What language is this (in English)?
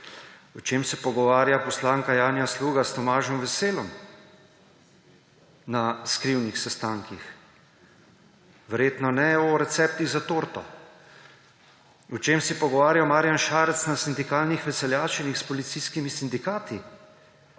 Slovenian